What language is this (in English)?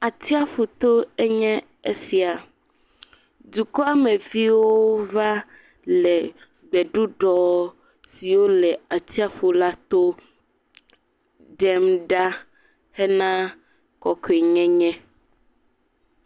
Ewe